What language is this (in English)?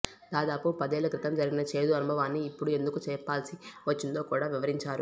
Telugu